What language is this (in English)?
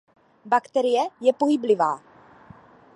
Czech